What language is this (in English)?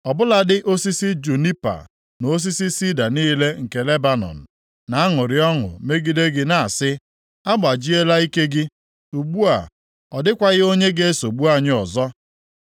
Igbo